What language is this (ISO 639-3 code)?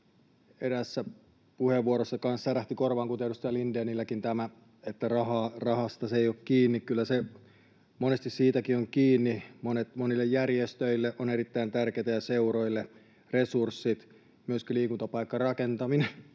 fin